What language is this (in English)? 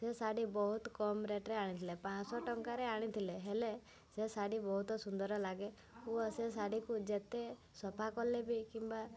Odia